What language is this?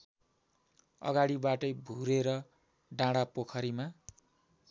Nepali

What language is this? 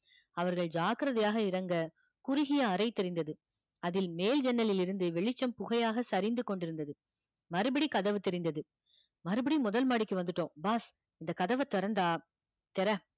Tamil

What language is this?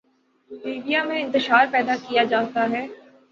Urdu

